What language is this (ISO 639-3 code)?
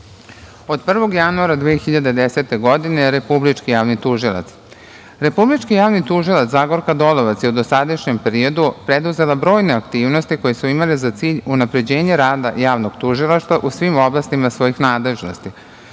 srp